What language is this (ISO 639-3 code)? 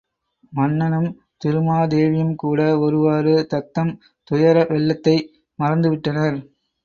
tam